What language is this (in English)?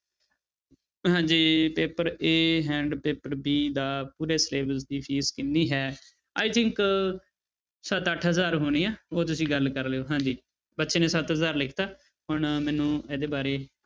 Punjabi